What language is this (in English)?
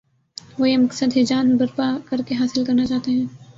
Urdu